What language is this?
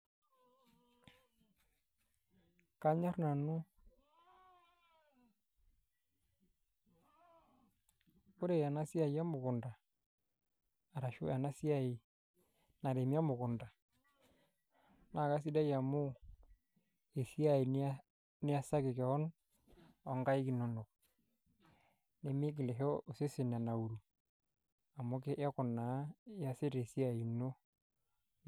Masai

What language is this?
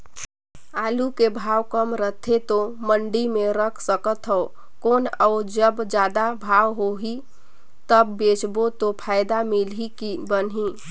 Chhattisgarhi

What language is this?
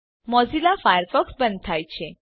Gujarati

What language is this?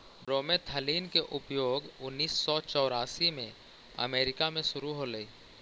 Magahi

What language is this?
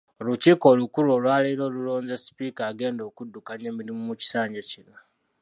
Ganda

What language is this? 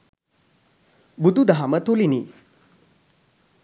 Sinhala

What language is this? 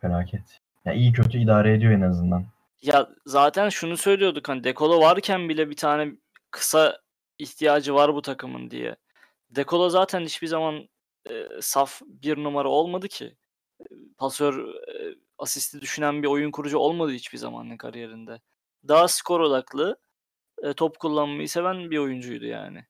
Turkish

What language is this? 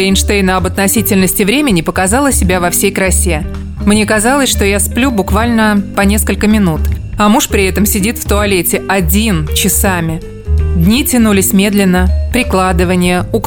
Russian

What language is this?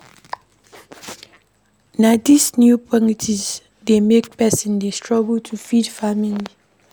Nigerian Pidgin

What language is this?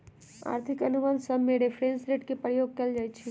Magahi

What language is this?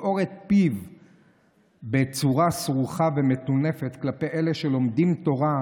Hebrew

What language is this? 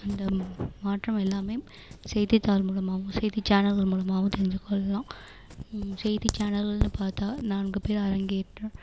Tamil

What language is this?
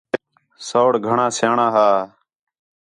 Khetrani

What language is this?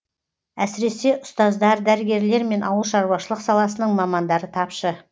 Kazakh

